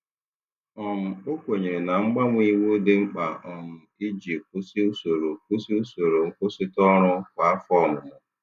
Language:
Igbo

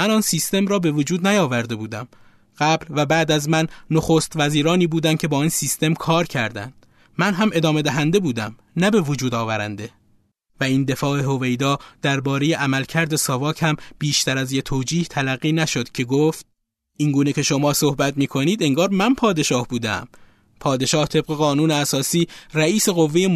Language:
Persian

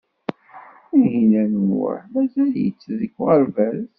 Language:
Kabyle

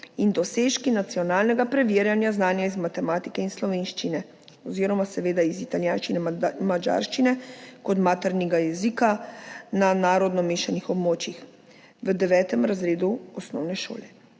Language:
Slovenian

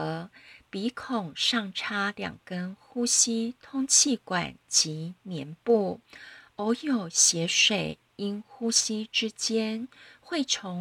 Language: Chinese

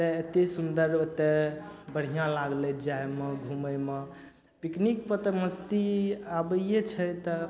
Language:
Maithili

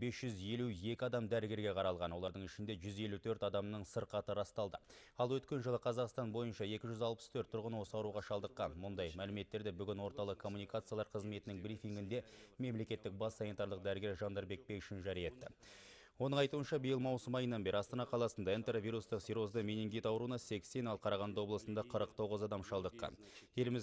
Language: Turkish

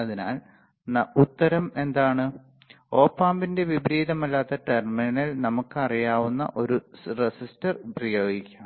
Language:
Malayalam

